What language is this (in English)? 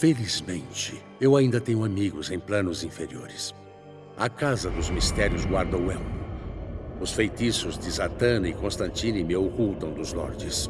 Portuguese